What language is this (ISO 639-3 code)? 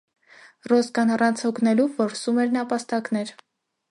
hye